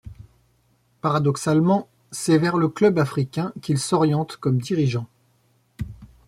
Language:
French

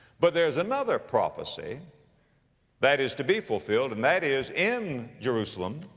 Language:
English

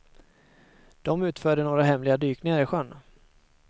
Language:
Swedish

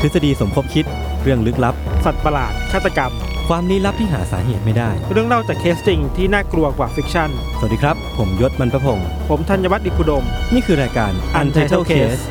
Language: Thai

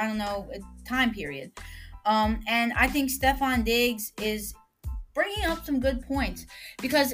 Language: English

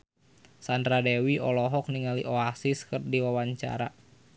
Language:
Sundanese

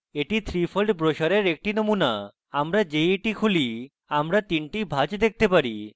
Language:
Bangla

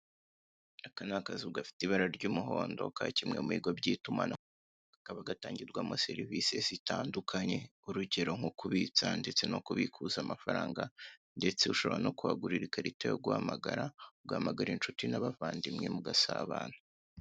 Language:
Kinyarwanda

